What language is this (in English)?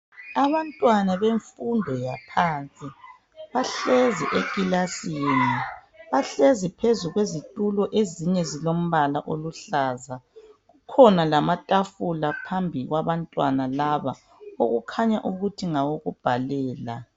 North Ndebele